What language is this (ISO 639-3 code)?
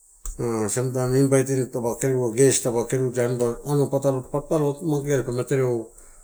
ttu